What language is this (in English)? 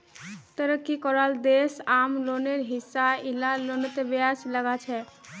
Magahi